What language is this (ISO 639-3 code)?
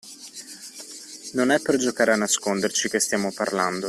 ita